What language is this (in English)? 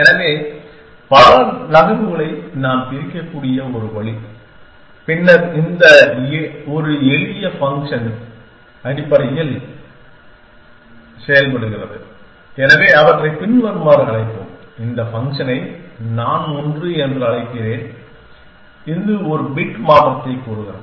Tamil